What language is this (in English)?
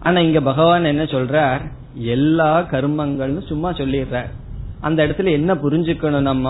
Tamil